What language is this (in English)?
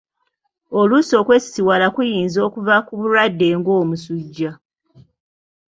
Ganda